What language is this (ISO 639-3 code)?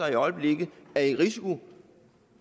dan